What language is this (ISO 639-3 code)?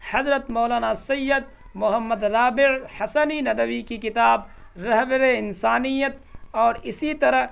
urd